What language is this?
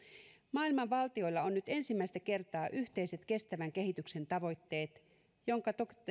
Finnish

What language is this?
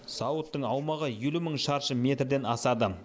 Kazakh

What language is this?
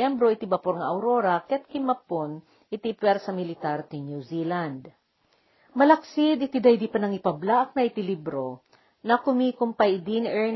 Filipino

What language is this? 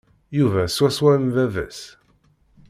Kabyle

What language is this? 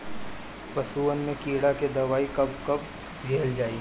Bhojpuri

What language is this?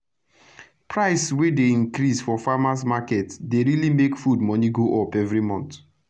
Nigerian Pidgin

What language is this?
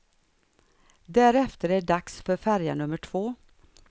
Swedish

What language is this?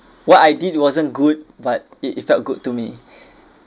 English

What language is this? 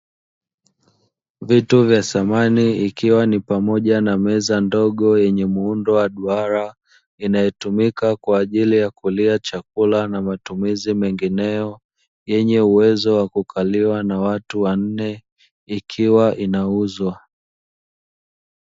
Swahili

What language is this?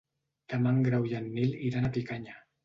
Catalan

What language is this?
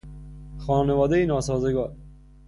Persian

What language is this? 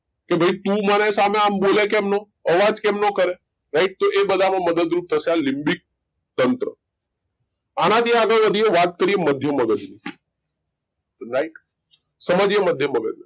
Gujarati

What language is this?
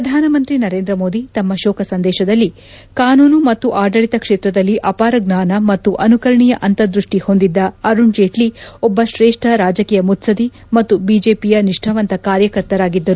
Kannada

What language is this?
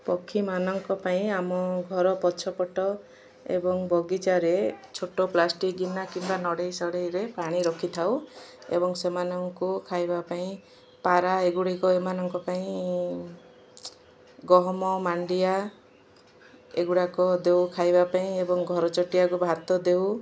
Odia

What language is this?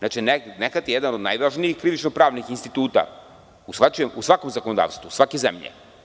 Serbian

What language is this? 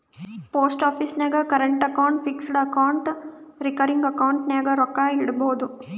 Kannada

